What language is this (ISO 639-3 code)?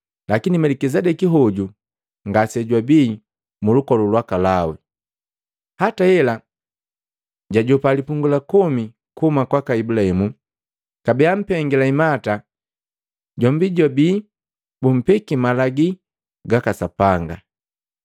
mgv